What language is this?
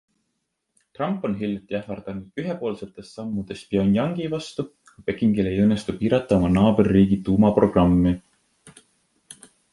Estonian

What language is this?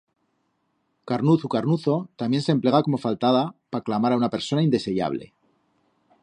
Aragonese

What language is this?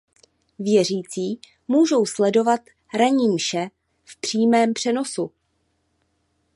Czech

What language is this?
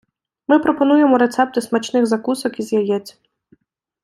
Ukrainian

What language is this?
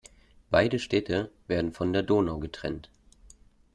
German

